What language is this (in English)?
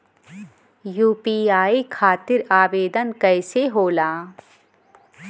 Bhojpuri